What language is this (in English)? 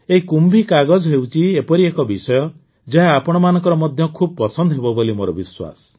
Odia